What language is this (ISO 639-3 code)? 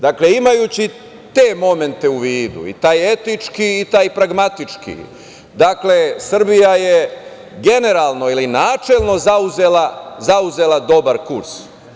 srp